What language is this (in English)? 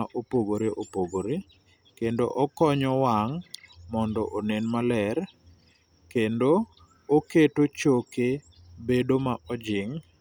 Luo (Kenya and Tanzania)